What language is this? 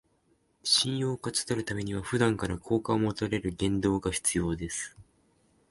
Japanese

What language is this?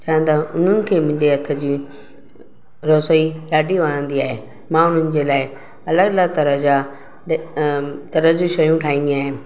Sindhi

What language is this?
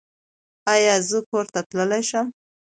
Pashto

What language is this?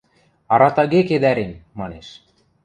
Western Mari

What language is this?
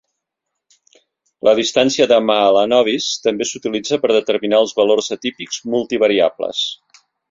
Catalan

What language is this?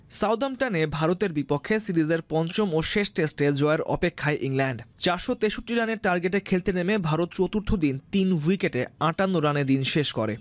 Bangla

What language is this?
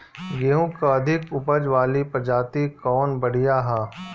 Bhojpuri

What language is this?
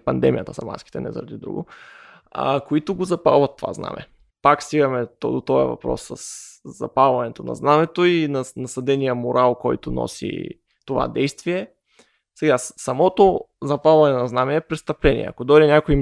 Bulgarian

